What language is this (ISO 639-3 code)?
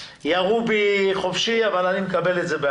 heb